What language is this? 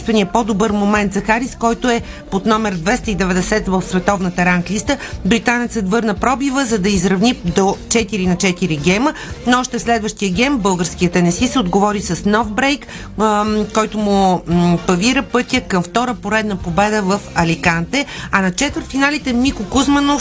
Bulgarian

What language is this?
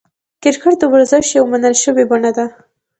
Pashto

